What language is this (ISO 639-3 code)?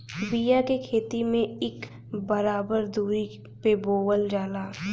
bho